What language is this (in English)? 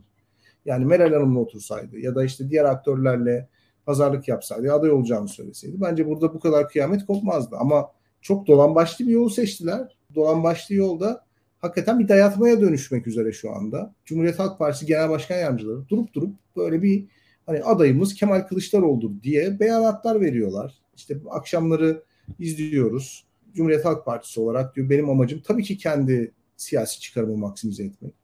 Turkish